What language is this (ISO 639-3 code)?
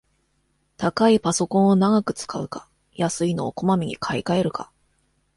jpn